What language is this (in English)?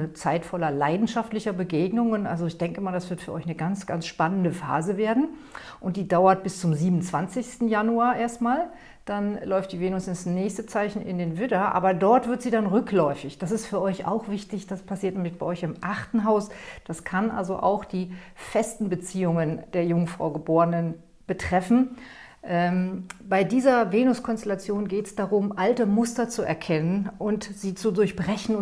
German